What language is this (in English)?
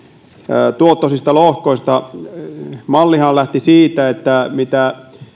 Finnish